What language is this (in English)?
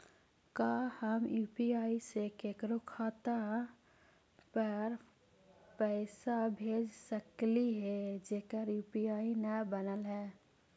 Magahi